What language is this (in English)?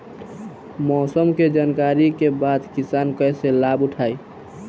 Bhojpuri